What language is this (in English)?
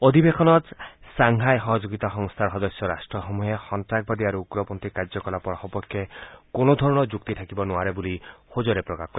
Assamese